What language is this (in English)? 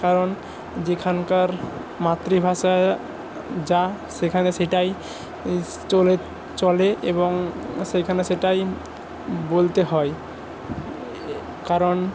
Bangla